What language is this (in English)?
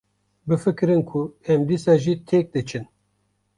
Kurdish